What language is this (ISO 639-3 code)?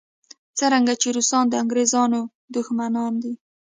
pus